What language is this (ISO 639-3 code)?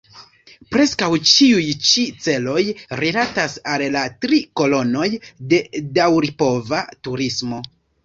epo